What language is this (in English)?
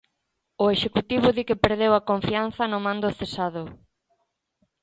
Galician